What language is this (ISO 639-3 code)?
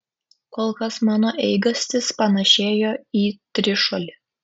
lit